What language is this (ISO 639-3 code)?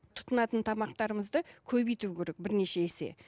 kaz